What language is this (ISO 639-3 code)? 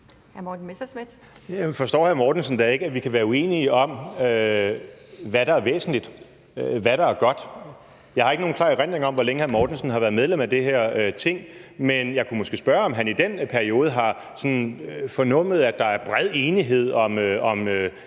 dan